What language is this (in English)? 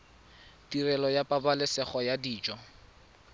Tswana